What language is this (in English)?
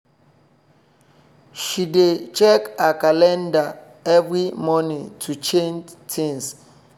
Nigerian Pidgin